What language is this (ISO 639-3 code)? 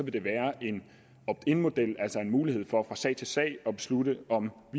dan